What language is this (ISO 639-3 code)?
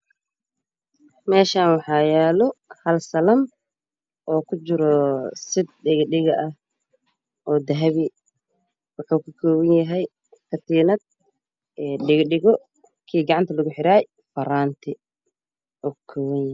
som